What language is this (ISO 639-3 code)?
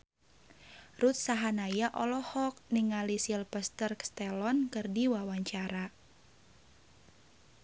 sun